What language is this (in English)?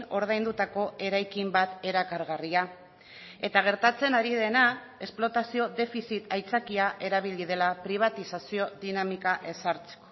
Basque